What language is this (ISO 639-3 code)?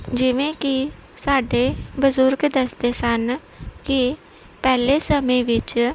pan